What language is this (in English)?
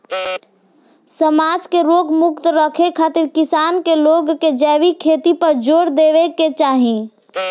Bhojpuri